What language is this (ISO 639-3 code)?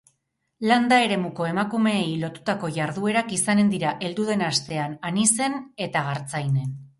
eus